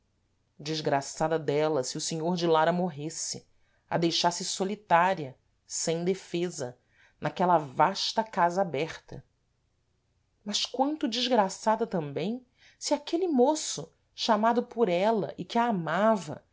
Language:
Portuguese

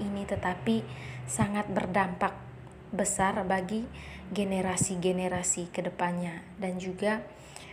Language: Indonesian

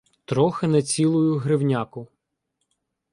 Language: Ukrainian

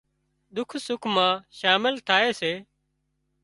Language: Wadiyara Koli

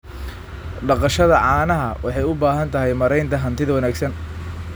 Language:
Somali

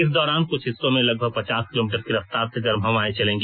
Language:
Hindi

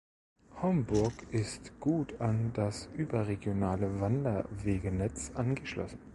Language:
German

